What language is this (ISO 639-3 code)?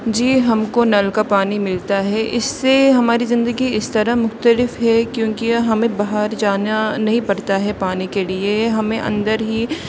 urd